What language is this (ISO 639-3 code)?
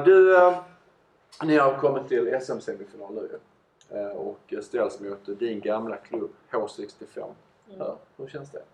swe